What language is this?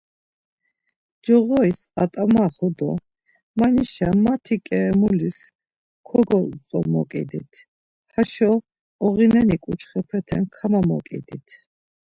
Laz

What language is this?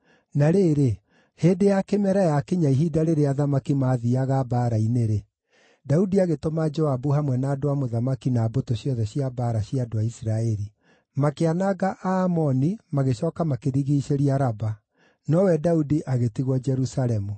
Kikuyu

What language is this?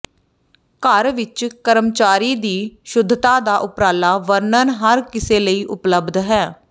Punjabi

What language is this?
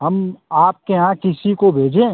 Hindi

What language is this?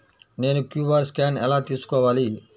Telugu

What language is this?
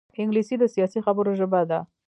Pashto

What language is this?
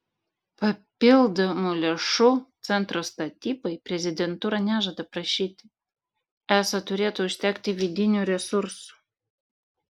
Lithuanian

